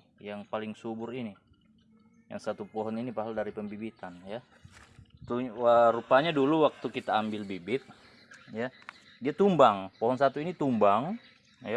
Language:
Indonesian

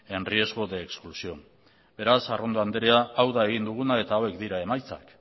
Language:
Basque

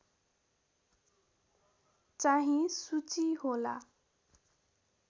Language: Nepali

